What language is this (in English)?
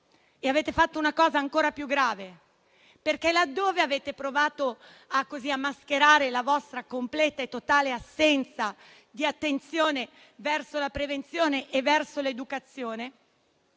Italian